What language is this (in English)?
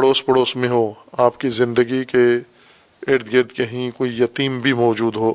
Urdu